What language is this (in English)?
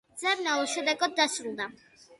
Georgian